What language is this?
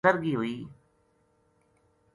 Gujari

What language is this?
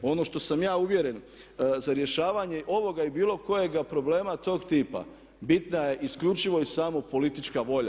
Croatian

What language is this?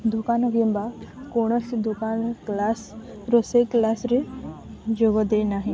Odia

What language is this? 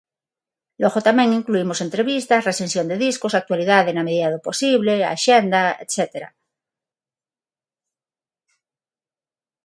Galician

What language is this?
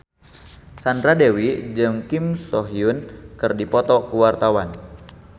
Sundanese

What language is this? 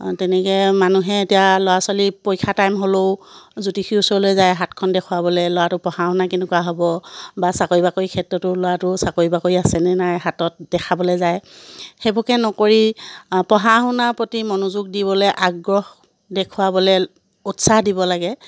Assamese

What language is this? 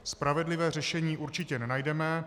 Czech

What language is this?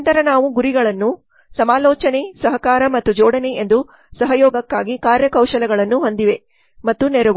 Kannada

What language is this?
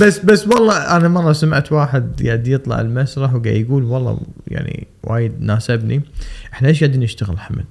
Arabic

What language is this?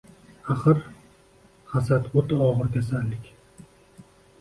Uzbek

